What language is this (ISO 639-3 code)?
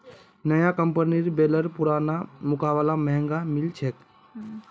mag